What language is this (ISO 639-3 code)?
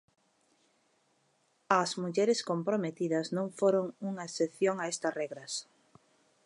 glg